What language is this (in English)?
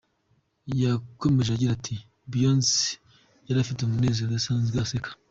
Kinyarwanda